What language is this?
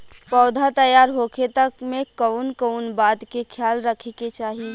Bhojpuri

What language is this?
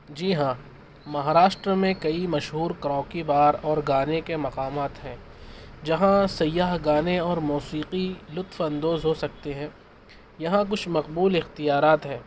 Urdu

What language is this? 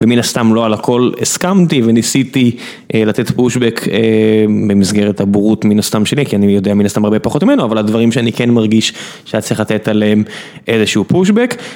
Hebrew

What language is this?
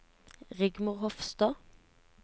Norwegian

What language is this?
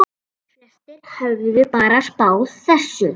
Icelandic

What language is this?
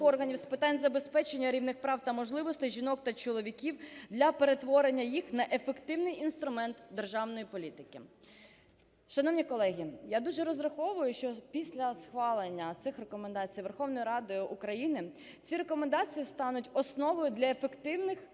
Ukrainian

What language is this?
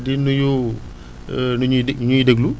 Wolof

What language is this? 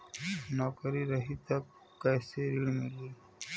Bhojpuri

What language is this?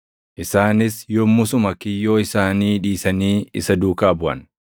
Oromo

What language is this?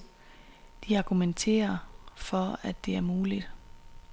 Danish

